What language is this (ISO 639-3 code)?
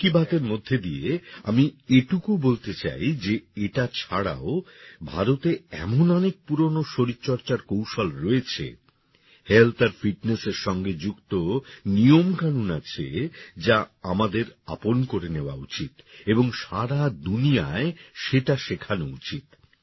ben